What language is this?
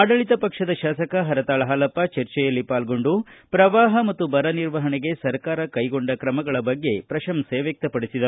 Kannada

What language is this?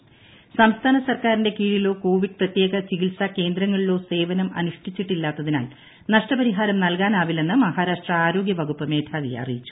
Malayalam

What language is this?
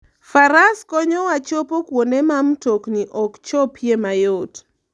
Luo (Kenya and Tanzania)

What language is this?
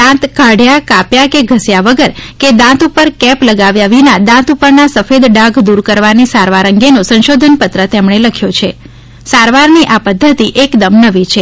Gujarati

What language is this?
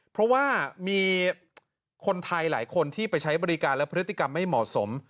Thai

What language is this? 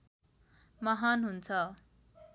Nepali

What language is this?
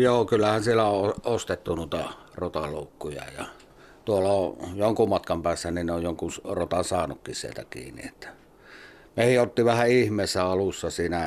Finnish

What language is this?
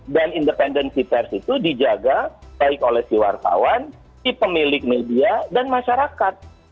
Indonesian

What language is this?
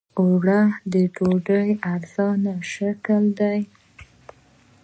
Pashto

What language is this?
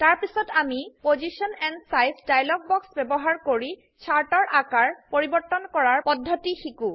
Assamese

